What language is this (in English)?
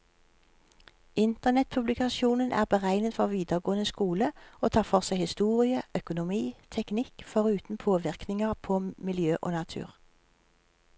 Norwegian